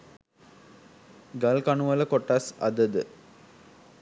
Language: Sinhala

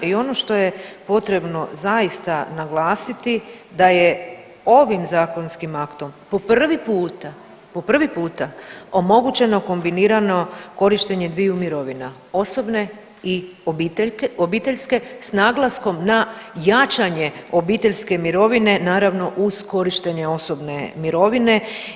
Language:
Croatian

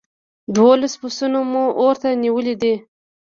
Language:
Pashto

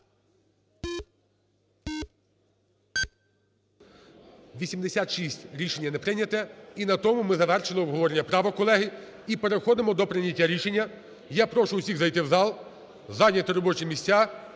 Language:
Ukrainian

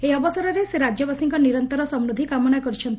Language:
Odia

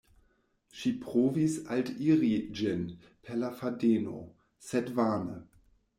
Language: Esperanto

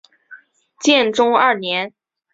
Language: Chinese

